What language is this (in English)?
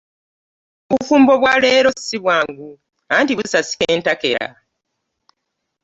Ganda